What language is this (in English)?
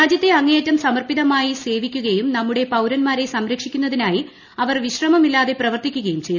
Malayalam